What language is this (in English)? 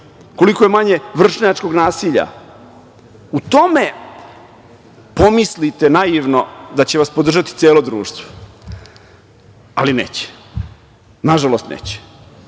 Serbian